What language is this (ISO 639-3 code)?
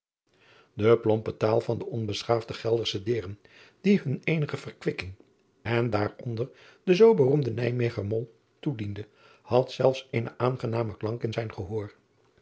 nld